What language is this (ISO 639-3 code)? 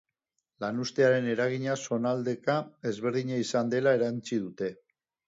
eus